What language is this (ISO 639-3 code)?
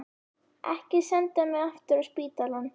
isl